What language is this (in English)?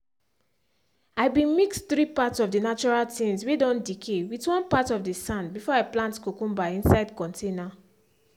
Nigerian Pidgin